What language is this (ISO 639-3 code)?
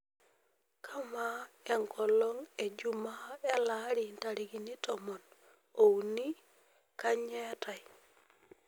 mas